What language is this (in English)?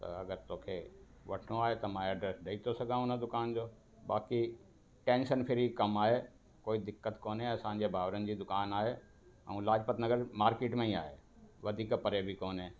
Sindhi